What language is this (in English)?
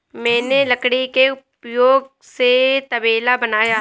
Hindi